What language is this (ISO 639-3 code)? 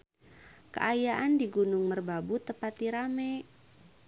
sun